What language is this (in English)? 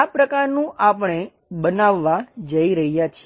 Gujarati